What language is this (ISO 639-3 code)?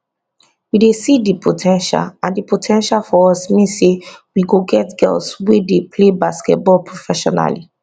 pcm